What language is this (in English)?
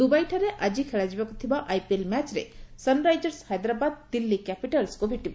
Odia